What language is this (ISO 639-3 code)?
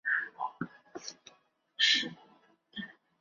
zho